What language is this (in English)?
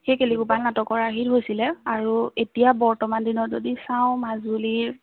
Assamese